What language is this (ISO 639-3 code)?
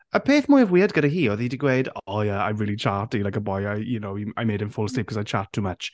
cym